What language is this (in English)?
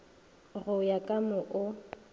Northern Sotho